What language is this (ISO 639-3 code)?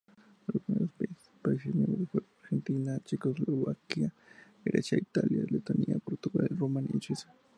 spa